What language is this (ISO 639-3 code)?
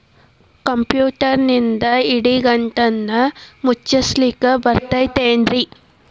kan